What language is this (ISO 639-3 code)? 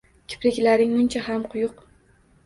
uzb